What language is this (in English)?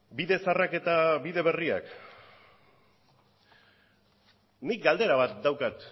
Basque